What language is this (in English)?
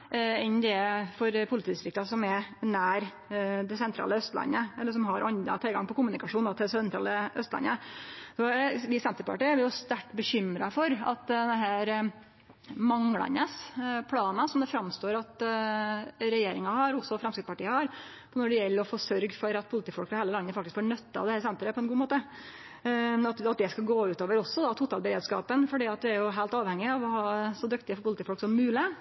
Norwegian Nynorsk